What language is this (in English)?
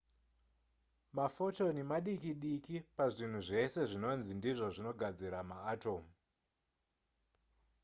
Shona